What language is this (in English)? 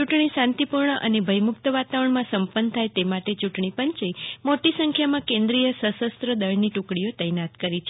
Gujarati